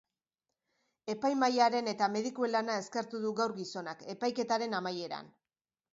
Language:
Basque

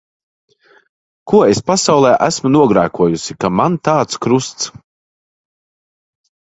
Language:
Latvian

